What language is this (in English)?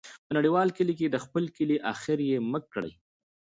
Pashto